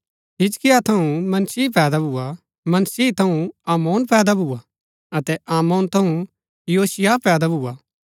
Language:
Gaddi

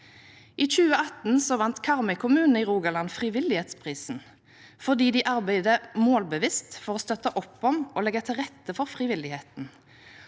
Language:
Norwegian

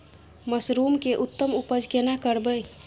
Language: Maithili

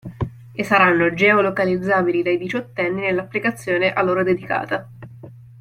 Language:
Italian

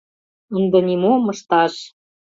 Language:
Mari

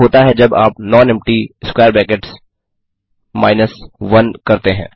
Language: Hindi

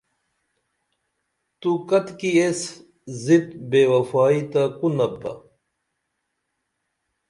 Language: Dameli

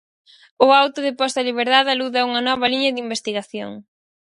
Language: Galician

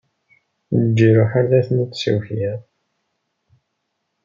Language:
Kabyle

